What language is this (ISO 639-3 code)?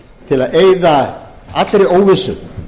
isl